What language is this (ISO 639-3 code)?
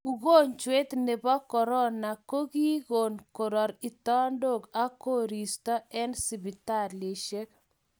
kln